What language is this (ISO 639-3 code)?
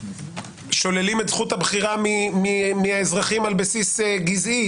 heb